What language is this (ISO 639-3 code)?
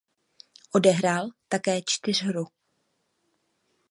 ces